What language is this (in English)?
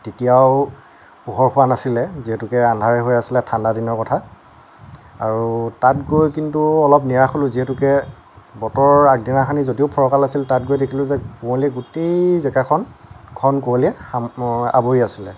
Assamese